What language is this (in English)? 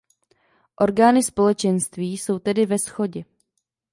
Czech